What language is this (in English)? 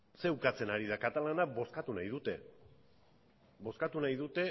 Basque